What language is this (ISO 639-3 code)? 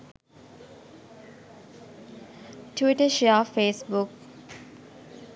sin